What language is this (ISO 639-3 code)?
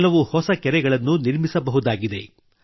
kan